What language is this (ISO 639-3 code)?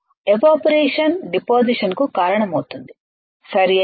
tel